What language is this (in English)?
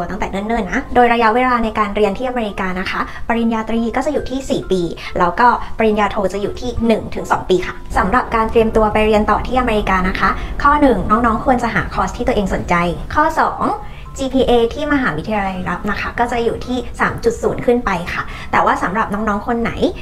Thai